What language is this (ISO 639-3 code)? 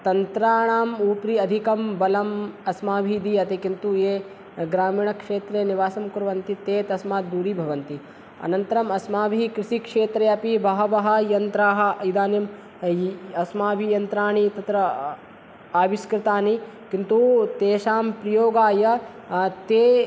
san